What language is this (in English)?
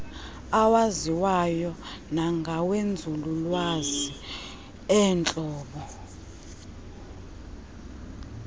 Xhosa